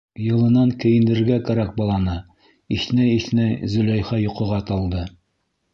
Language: Bashkir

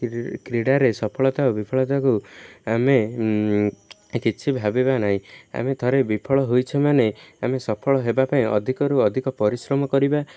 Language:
Odia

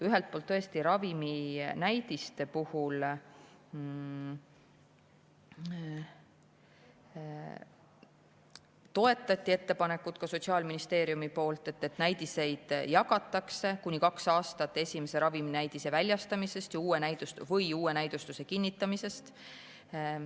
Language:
Estonian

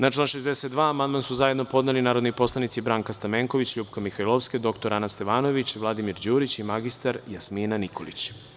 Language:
Serbian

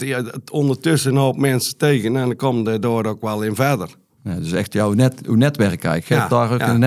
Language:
Dutch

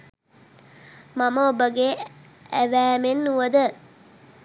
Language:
Sinhala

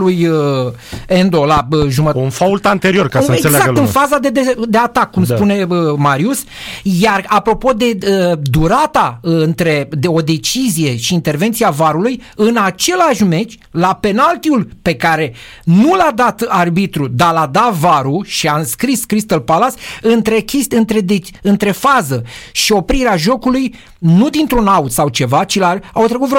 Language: Romanian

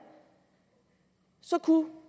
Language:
Danish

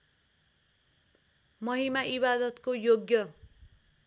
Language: Nepali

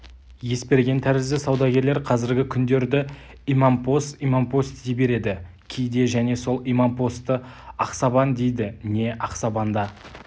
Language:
Kazakh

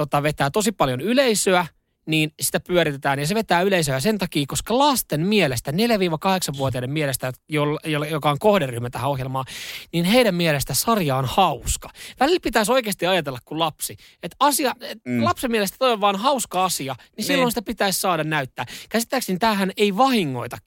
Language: Finnish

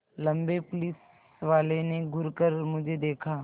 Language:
Hindi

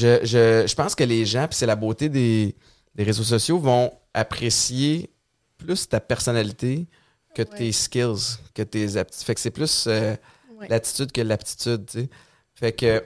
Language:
French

